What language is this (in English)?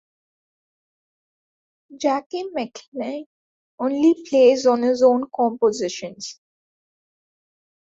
English